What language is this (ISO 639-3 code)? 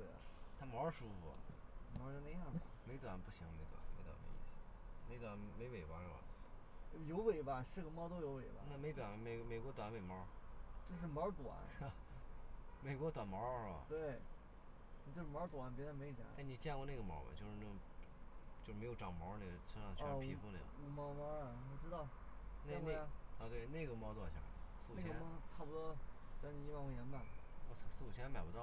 zho